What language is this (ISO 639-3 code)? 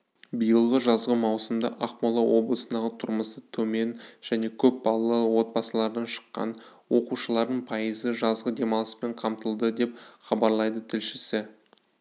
kaz